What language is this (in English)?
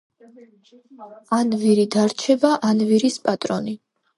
Georgian